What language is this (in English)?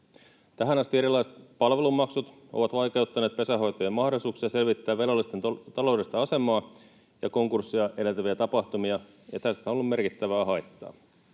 Finnish